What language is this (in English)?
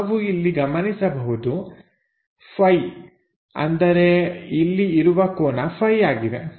Kannada